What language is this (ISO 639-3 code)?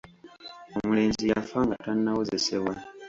lug